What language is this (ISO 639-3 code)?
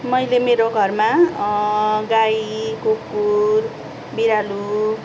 nep